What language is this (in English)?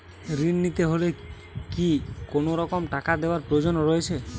Bangla